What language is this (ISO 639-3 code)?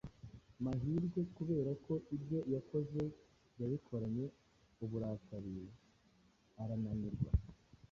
kin